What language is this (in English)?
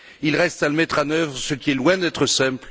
French